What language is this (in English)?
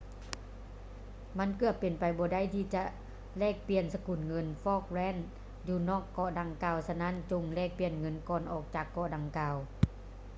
Lao